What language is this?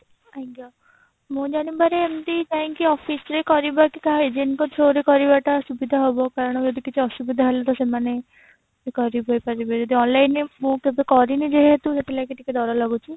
Odia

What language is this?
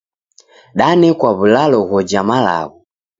Taita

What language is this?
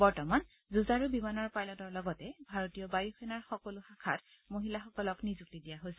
Assamese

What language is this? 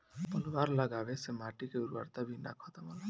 Bhojpuri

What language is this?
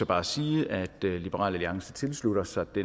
Danish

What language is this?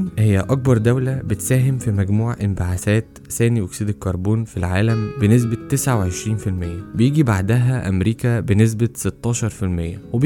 Arabic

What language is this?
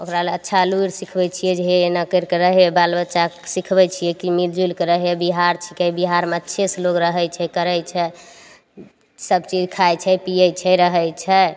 Maithili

